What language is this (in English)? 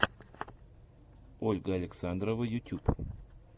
Russian